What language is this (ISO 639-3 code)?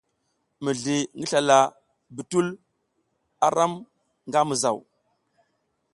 giz